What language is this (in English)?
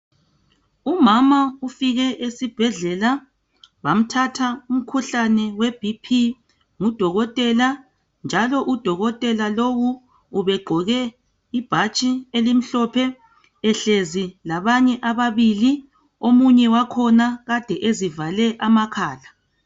North Ndebele